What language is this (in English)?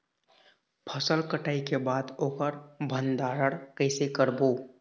Chhattisgarhi